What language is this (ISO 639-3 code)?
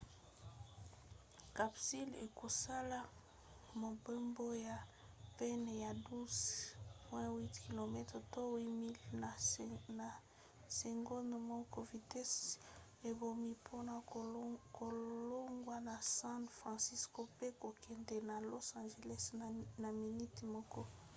lin